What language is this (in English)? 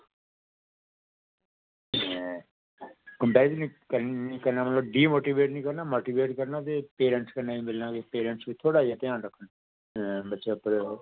Dogri